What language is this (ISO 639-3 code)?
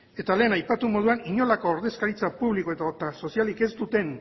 eus